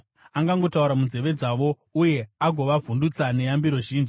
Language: Shona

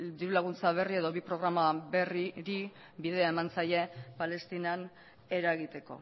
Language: Basque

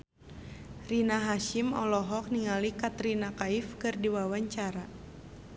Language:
Sundanese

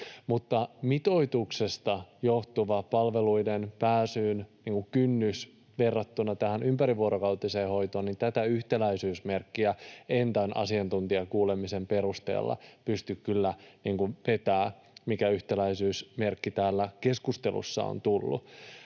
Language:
Finnish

